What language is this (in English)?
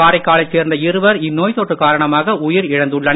Tamil